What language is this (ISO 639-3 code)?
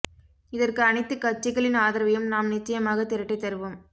tam